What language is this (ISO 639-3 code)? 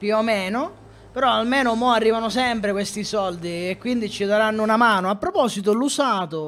ita